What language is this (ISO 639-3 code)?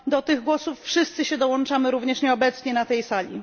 pol